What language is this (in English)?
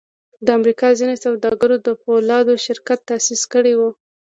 Pashto